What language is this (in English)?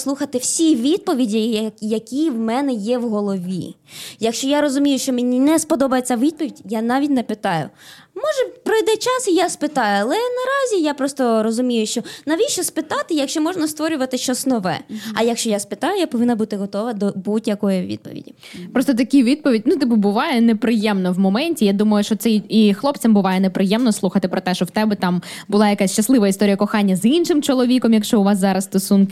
Ukrainian